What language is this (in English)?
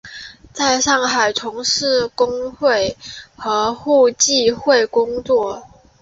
Chinese